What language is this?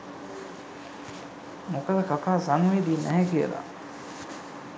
Sinhala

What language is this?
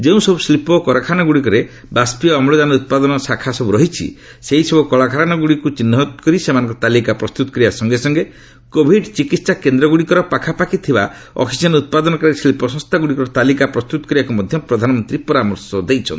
Odia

